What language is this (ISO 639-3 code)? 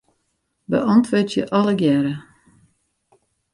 fry